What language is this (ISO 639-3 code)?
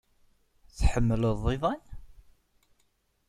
kab